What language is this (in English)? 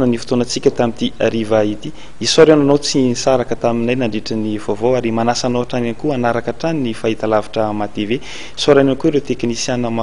Romanian